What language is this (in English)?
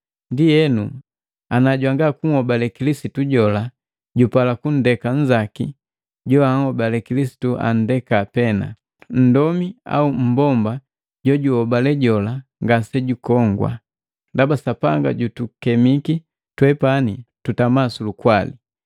Matengo